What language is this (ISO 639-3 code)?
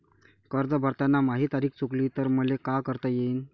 mar